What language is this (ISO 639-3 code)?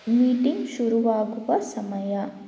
kan